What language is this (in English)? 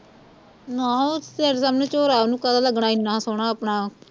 Punjabi